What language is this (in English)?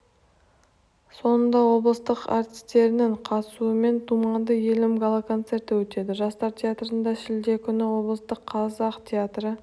Kazakh